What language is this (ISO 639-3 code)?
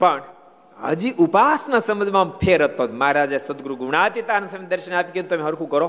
guj